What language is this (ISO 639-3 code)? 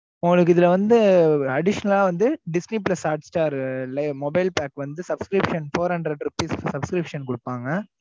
tam